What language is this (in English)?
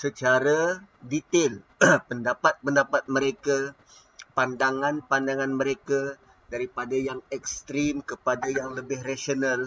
Malay